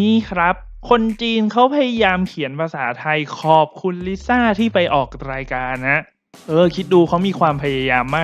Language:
Thai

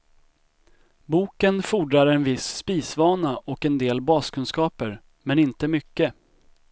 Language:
Swedish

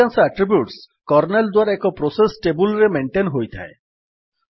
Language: Odia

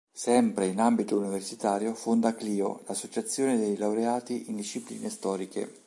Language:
Italian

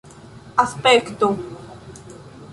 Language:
Esperanto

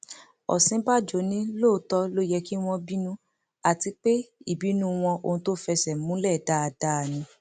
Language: Yoruba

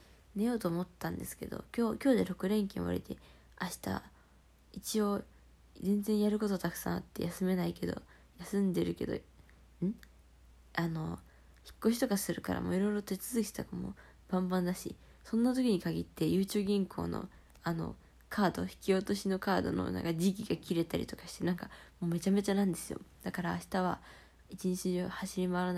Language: Japanese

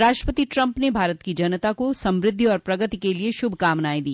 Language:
Hindi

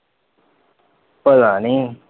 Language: Punjabi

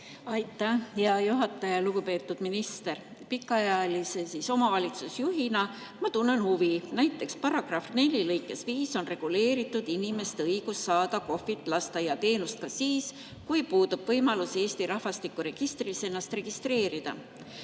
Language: Estonian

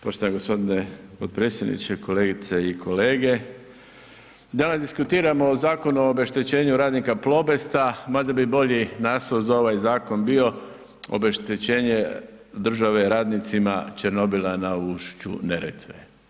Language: Croatian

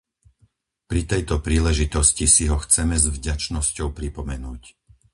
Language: Slovak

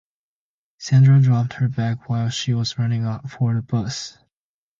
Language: English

